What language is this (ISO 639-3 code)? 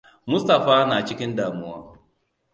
hau